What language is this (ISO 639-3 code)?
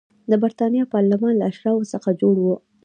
pus